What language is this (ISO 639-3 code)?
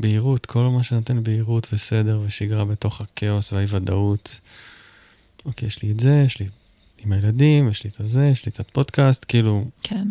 heb